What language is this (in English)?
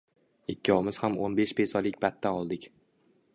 Uzbek